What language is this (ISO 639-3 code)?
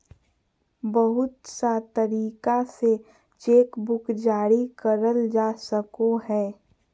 mag